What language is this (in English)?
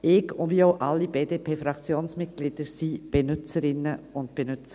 Swiss German